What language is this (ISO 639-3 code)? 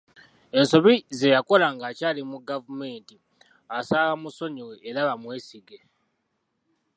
lug